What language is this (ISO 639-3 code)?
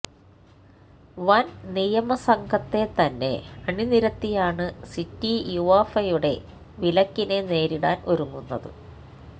mal